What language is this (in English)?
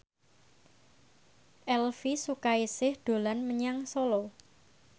Javanese